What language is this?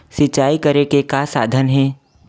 Chhattisgarhi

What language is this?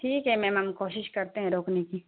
Urdu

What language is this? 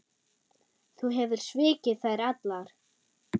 Icelandic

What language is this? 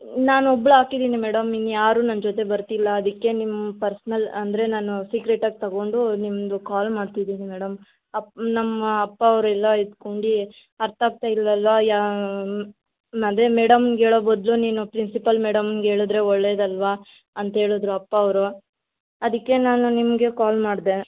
Kannada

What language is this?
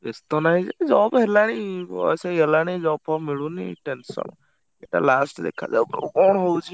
Odia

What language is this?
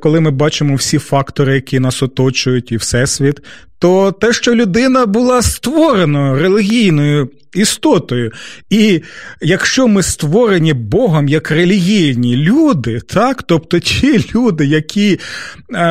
Ukrainian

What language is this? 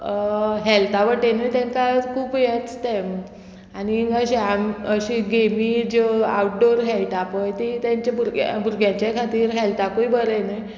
Konkani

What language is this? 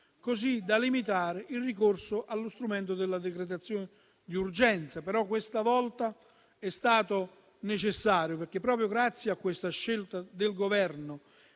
Italian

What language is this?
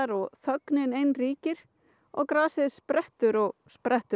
Icelandic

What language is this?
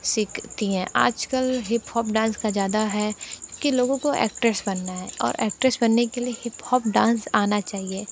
Hindi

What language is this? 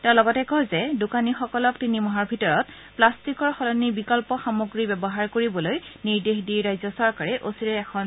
Assamese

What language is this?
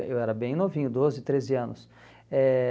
Portuguese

